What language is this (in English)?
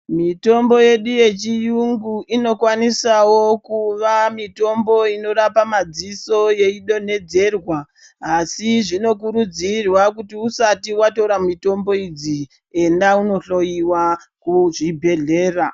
Ndau